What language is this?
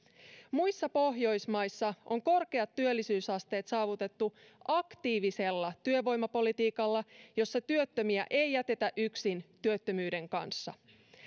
Finnish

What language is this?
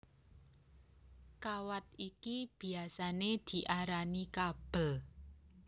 Javanese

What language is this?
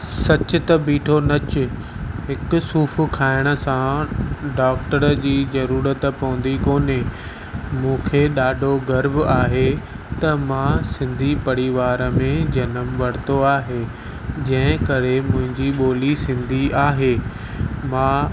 Sindhi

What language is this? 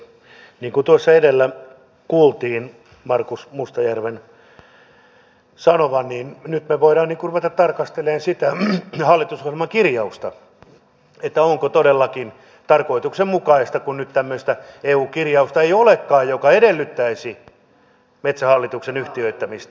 Finnish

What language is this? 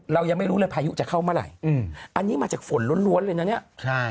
Thai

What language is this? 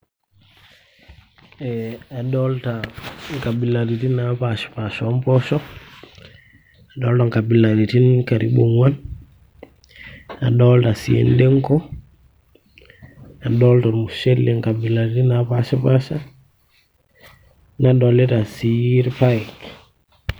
Masai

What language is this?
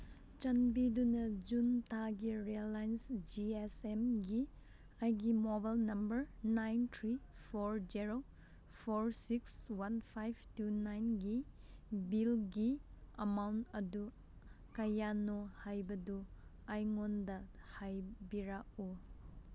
Manipuri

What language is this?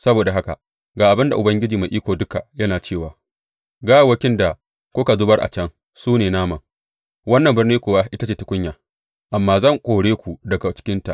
Hausa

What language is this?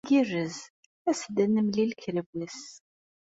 Kabyle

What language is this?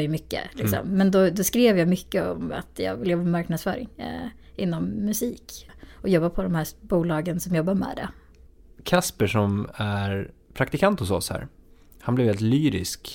Swedish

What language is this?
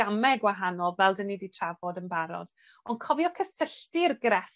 Welsh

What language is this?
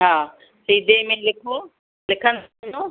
Sindhi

